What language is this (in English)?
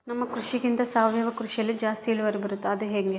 Kannada